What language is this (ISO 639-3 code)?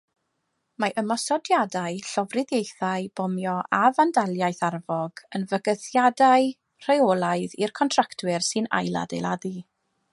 cym